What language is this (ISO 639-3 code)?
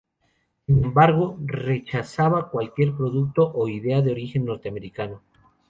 spa